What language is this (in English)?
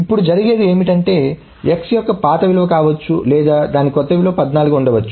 Telugu